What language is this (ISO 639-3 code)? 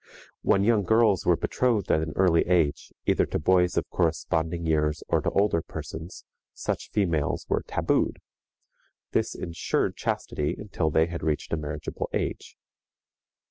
eng